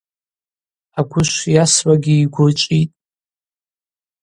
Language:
Abaza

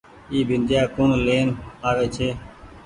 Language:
Goaria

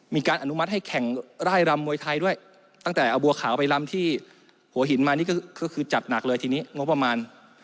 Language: Thai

